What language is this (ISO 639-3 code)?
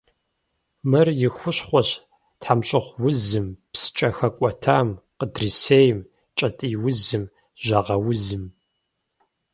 kbd